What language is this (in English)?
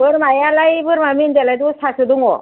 Bodo